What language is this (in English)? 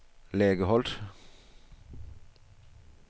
Danish